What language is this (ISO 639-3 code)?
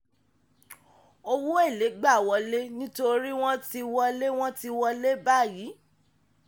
yor